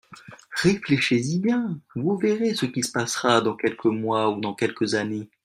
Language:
French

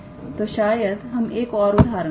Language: Hindi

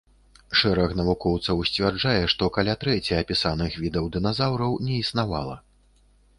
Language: Belarusian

